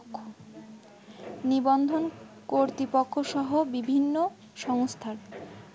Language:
Bangla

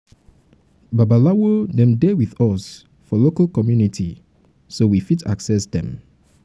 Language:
Nigerian Pidgin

